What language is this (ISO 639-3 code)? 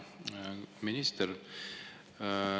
est